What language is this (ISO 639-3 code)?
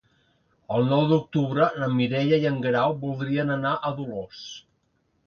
cat